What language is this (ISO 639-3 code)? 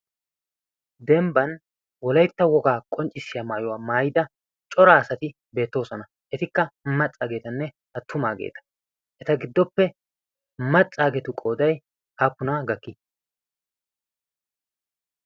wal